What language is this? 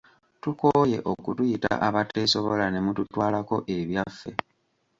Ganda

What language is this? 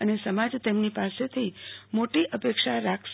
Gujarati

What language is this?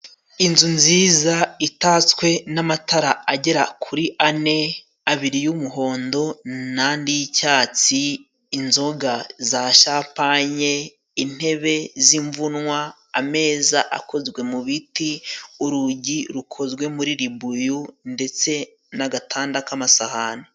Kinyarwanda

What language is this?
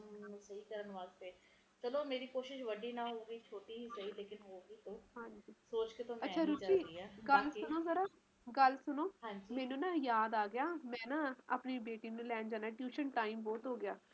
Punjabi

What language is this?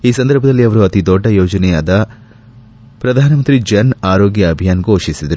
Kannada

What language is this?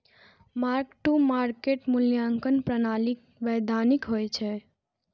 Maithili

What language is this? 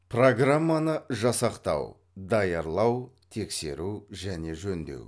Kazakh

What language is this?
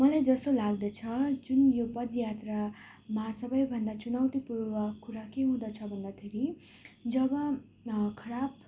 Nepali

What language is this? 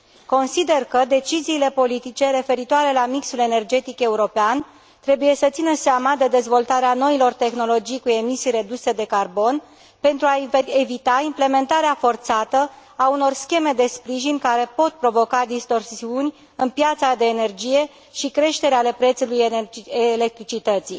Romanian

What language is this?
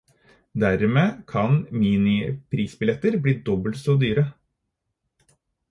Norwegian Bokmål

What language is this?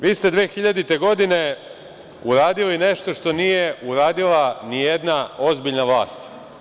Serbian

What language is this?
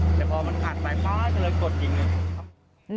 Thai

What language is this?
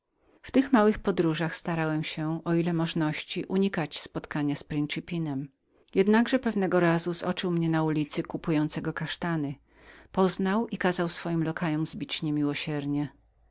Polish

